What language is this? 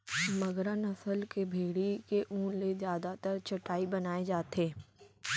Chhattisgarhi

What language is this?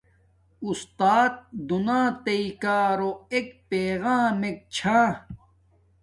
Domaaki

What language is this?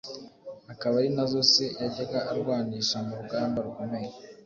Kinyarwanda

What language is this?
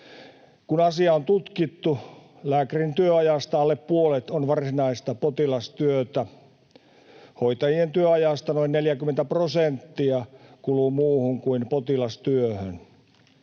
Finnish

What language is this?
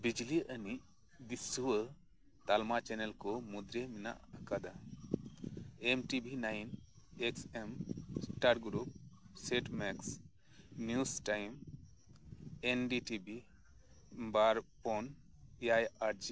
Santali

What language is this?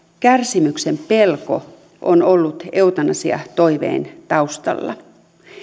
Finnish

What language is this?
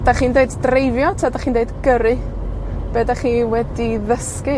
Welsh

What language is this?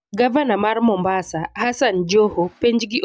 Luo (Kenya and Tanzania)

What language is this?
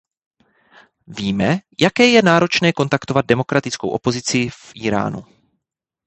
Czech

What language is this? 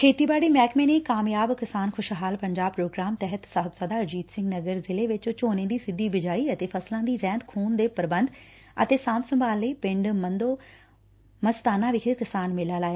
Punjabi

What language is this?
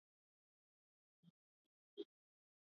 Swahili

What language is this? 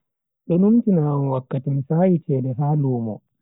Bagirmi Fulfulde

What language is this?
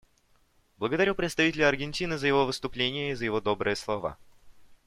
Russian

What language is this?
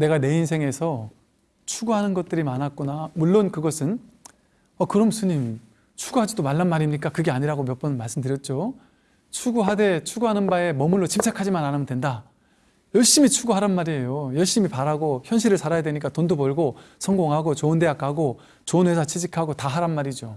Korean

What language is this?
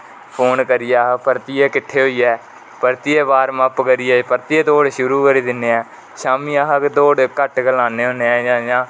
Dogri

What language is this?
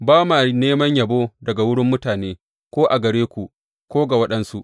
Hausa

